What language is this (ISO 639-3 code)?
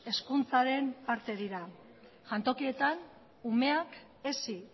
eus